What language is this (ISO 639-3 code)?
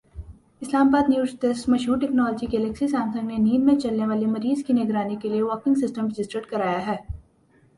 urd